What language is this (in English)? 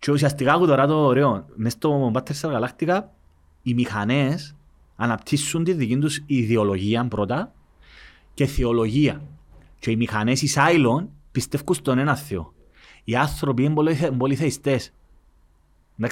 Greek